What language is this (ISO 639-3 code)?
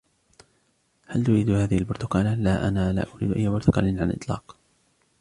ara